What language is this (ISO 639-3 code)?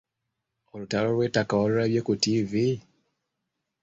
lug